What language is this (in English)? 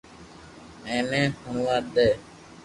Loarki